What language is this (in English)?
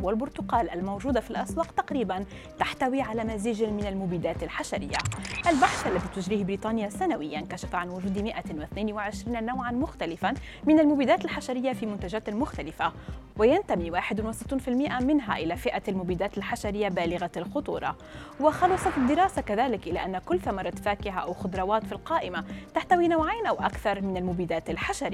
Arabic